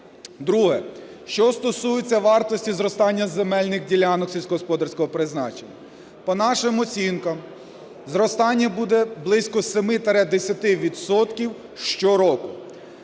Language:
Ukrainian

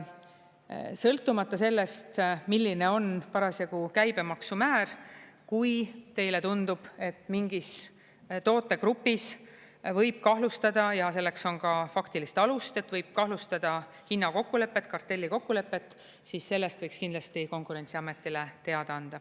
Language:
Estonian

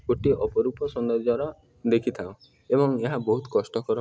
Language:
Odia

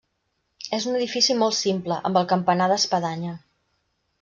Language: Catalan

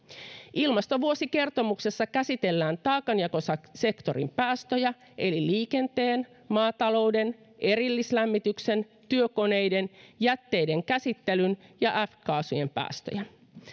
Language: Finnish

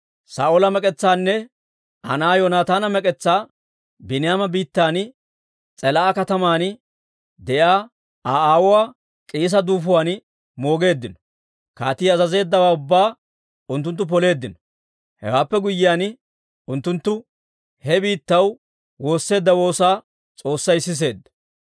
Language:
Dawro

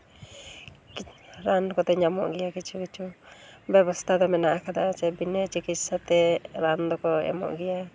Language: Santali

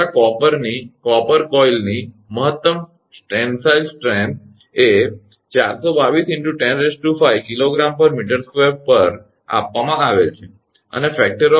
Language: Gujarati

